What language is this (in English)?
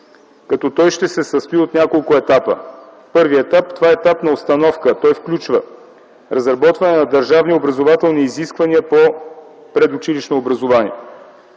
Bulgarian